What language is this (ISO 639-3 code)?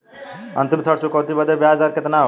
bho